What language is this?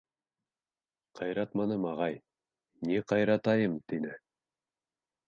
Bashkir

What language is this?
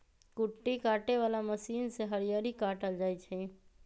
Magahi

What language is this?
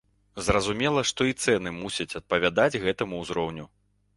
Belarusian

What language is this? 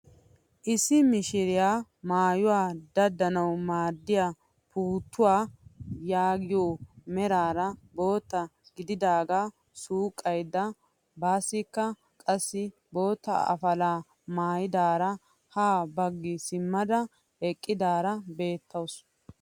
Wolaytta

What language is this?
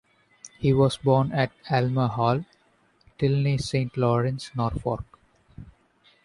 English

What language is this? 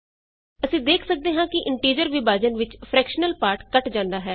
Punjabi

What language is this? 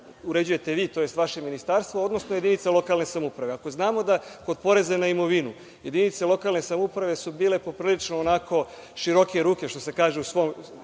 Serbian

